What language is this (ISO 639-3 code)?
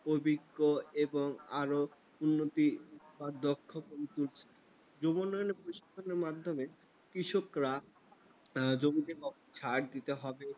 ben